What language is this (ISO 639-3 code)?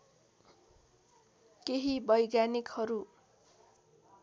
nep